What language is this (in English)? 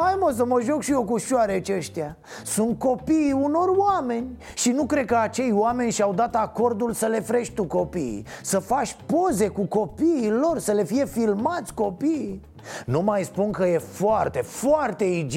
Romanian